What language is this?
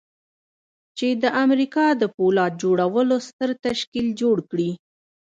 Pashto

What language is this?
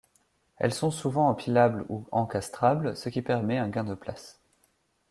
French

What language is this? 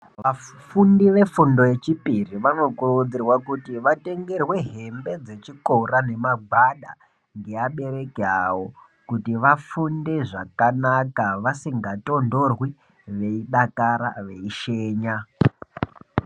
Ndau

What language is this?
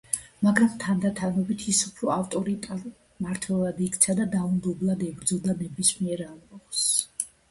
Georgian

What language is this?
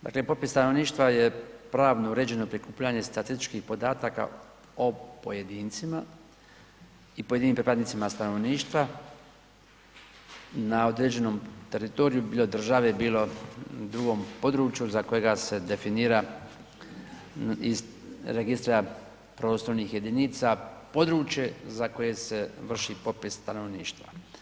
Croatian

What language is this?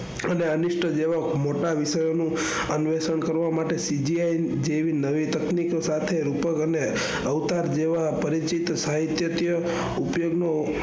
Gujarati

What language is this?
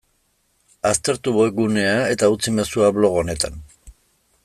Basque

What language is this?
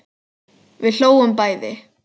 Icelandic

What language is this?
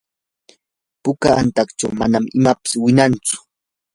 Yanahuanca Pasco Quechua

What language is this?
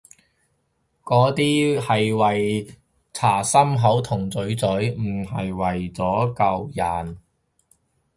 Cantonese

